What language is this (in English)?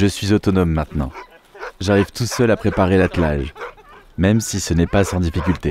French